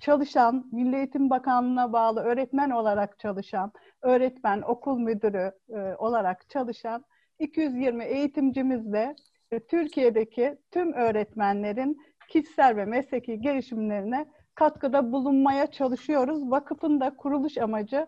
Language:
Turkish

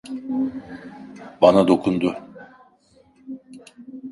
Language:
Turkish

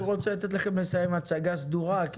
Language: Hebrew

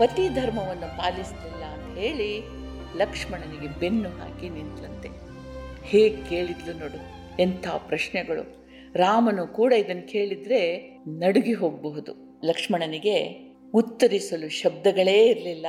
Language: Kannada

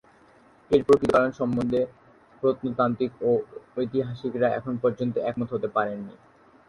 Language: Bangla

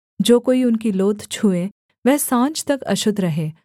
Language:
Hindi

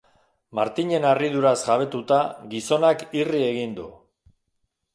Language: Basque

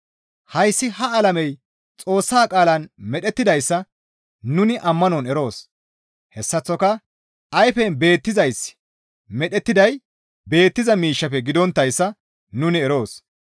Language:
Gamo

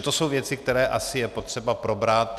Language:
Czech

